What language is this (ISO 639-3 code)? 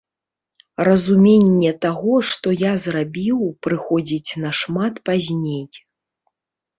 bel